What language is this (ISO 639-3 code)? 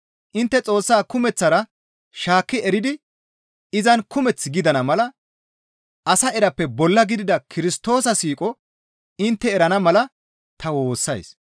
gmv